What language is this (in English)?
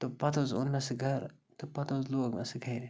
Kashmiri